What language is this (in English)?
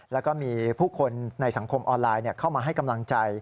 Thai